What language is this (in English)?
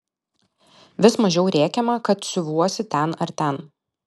Lithuanian